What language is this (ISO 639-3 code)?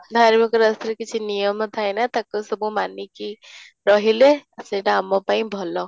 ori